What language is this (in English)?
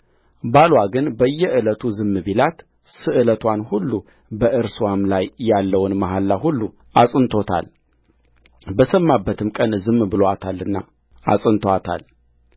Amharic